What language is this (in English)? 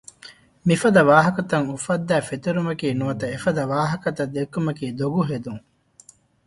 Divehi